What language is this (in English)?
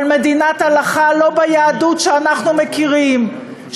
Hebrew